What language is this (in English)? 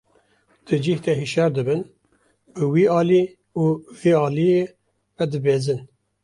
Kurdish